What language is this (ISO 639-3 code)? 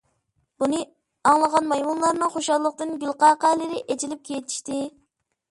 uig